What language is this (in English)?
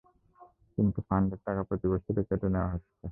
Bangla